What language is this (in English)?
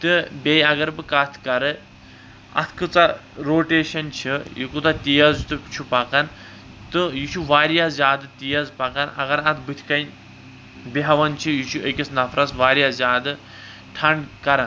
Kashmiri